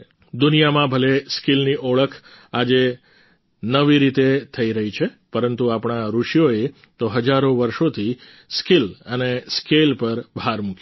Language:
Gujarati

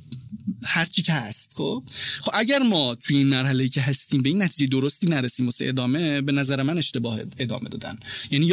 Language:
Persian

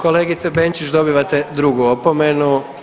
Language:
Croatian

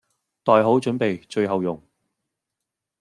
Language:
Cantonese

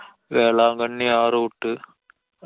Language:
Malayalam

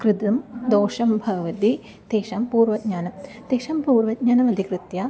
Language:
Sanskrit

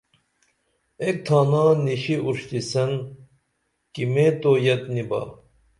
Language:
Dameli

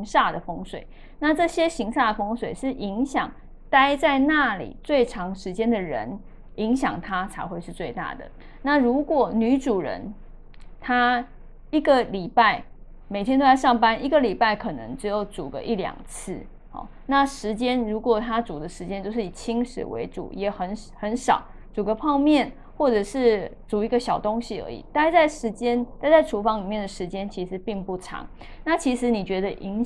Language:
Chinese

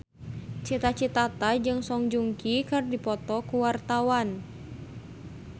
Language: Sundanese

